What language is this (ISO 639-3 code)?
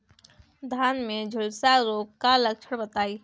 bho